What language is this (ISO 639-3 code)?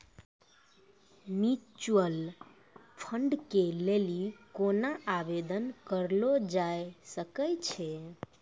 mai